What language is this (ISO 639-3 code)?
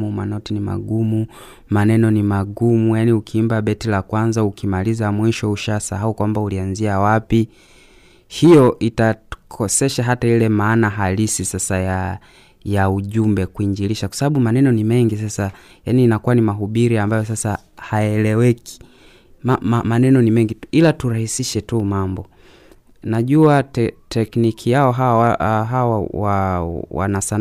swa